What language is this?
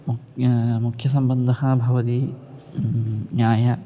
Sanskrit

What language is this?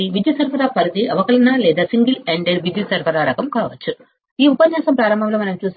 Telugu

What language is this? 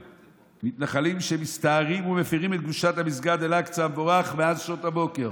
Hebrew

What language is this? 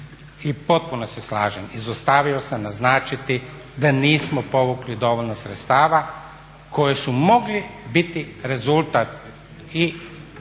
Croatian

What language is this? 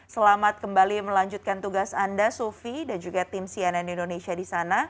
Indonesian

